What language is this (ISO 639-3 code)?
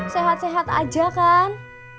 ind